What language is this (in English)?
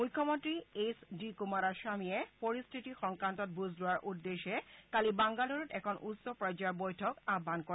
Assamese